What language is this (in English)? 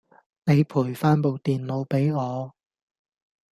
Cantonese